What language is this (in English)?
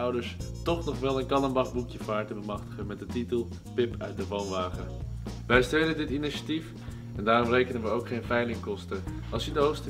Dutch